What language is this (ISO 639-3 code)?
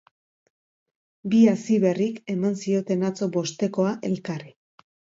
eus